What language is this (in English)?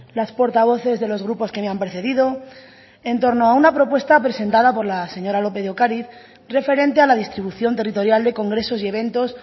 Spanish